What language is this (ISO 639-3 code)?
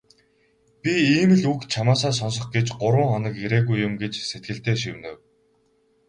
mon